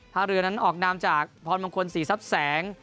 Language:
Thai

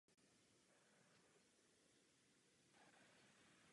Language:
Czech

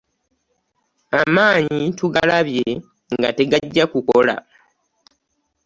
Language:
Ganda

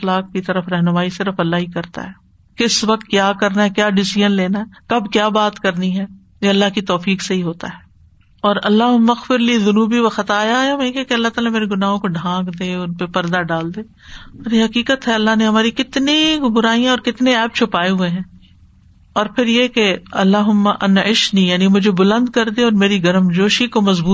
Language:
Urdu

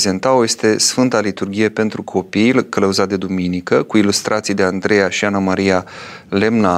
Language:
Romanian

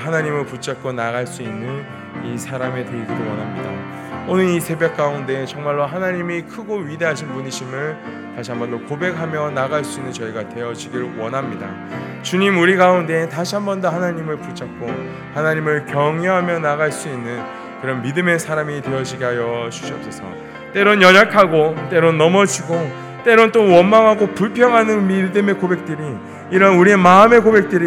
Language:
Korean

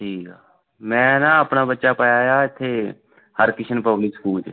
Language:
Punjabi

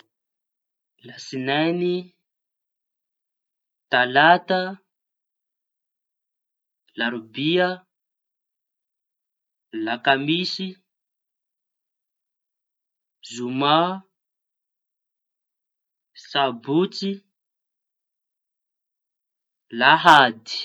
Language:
Tanosy Malagasy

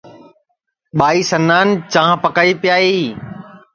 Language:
Sansi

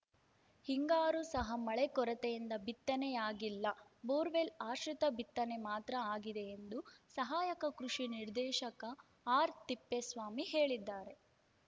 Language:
Kannada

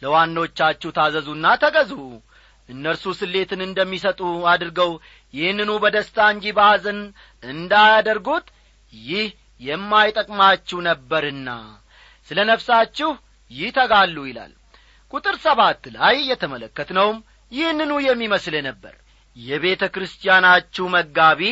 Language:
Amharic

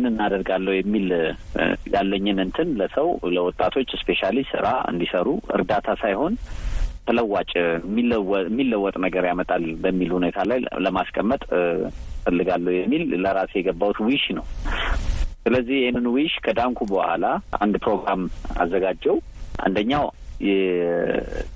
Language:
Amharic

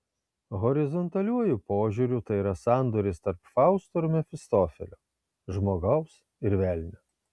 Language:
Lithuanian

